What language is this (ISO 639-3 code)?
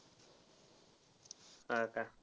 mar